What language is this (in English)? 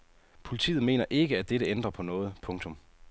Danish